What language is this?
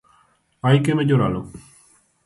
Galician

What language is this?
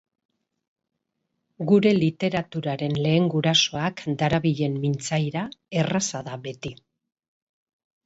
Basque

